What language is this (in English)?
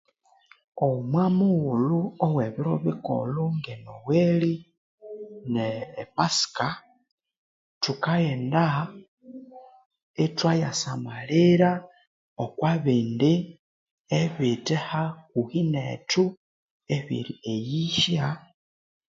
Konzo